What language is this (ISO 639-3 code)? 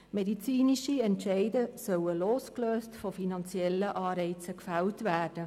gsw